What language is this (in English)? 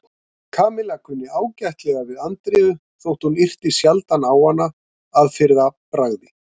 Icelandic